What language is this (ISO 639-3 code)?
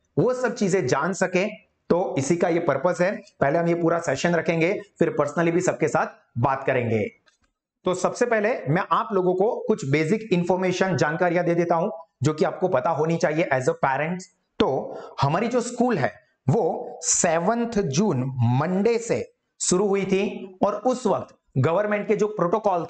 hin